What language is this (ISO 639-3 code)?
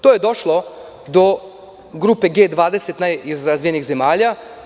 srp